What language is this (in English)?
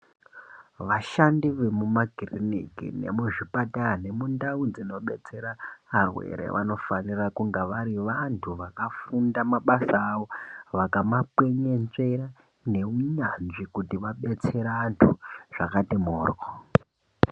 Ndau